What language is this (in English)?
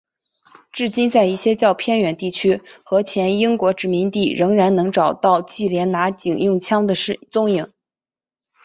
Chinese